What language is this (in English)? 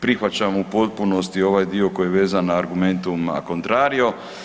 Croatian